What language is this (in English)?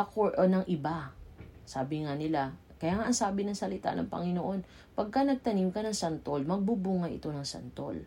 Filipino